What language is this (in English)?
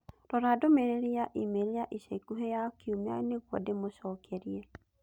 Kikuyu